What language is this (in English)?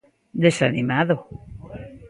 Galician